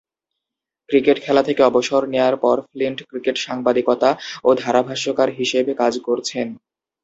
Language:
Bangla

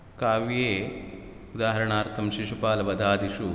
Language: Sanskrit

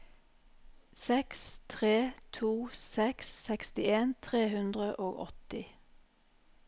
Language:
Norwegian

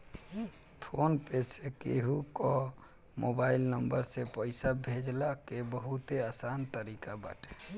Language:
Bhojpuri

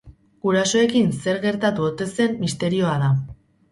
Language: Basque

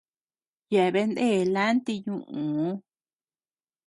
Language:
Tepeuxila Cuicatec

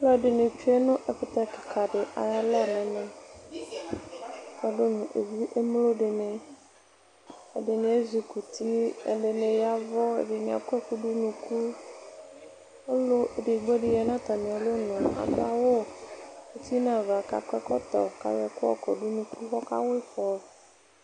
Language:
Ikposo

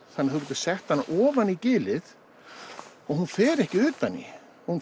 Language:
Icelandic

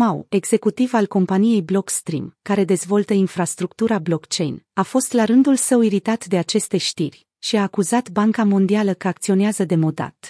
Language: Romanian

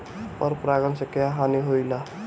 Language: Bhojpuri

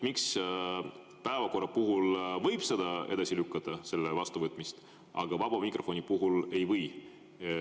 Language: Estonian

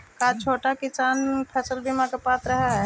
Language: Magahi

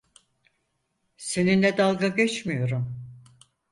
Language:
Turkish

